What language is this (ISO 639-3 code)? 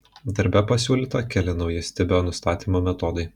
lit